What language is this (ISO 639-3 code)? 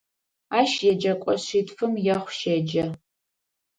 ady